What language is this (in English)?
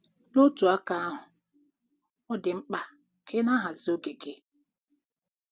Igbo